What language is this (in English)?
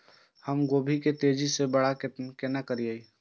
Maithili